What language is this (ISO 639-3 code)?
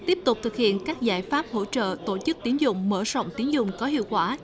vie